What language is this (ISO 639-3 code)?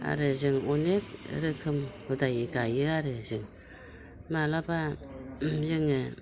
brx